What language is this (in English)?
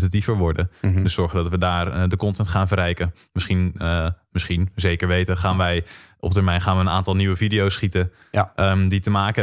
Dutch